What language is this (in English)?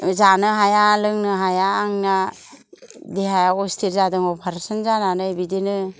Bodo